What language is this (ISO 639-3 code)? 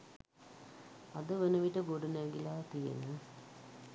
sin